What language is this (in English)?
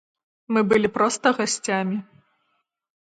Belarusian